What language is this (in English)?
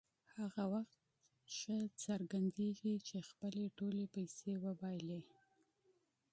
Pashto